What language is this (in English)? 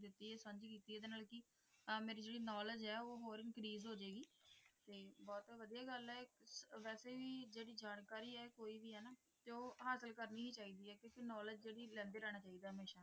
Punjabi